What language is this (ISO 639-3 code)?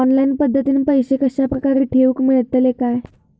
mar